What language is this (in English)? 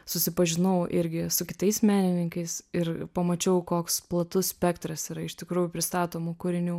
Lithuanian